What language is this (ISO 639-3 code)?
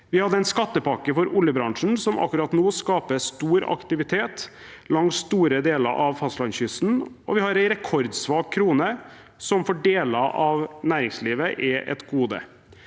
nor